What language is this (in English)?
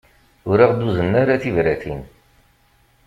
Kabyle